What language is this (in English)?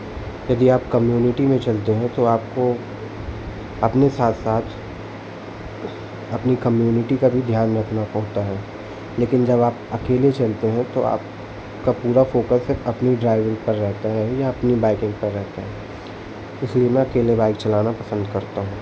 Hindi